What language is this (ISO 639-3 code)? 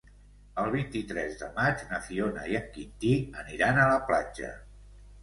cat